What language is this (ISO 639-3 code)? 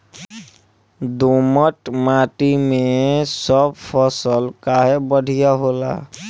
bho